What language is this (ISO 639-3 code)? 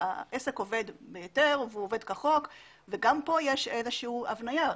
heb